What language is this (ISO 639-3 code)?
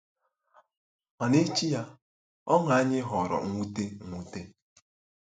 ibo